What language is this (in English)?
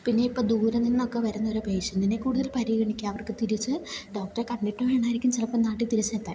Malayalam